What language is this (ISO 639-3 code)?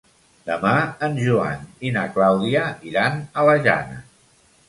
cat